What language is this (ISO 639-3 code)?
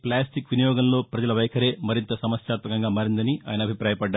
tel